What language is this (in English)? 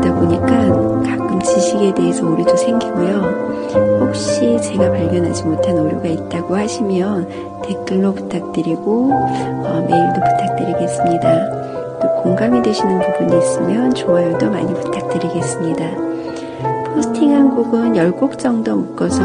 Korean